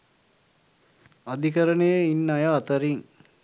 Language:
Sinhala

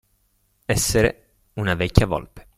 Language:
Italian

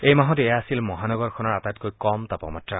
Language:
Assamese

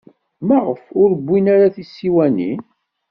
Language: Kabyle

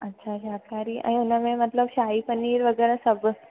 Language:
Sindhi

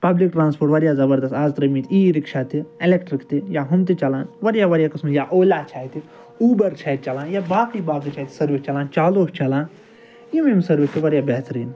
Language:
Kashmiri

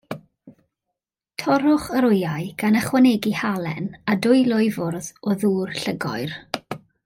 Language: Welsh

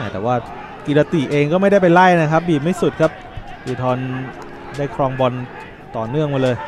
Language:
Thai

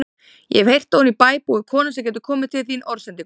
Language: Icelandic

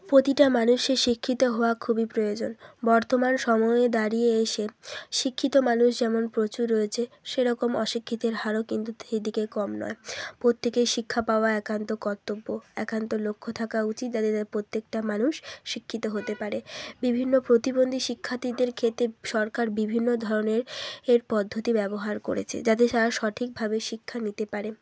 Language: Bangla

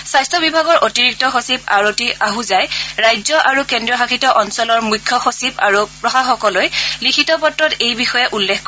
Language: Assamese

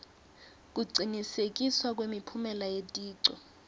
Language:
Swati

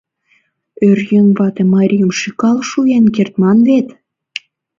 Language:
Mari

